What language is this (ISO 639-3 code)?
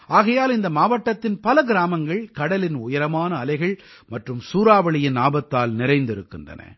tam